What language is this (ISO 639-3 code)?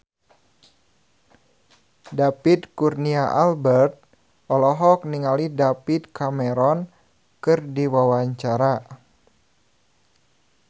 sun